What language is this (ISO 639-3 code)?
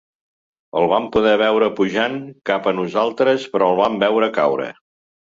cat